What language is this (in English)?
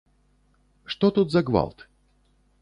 Belarusian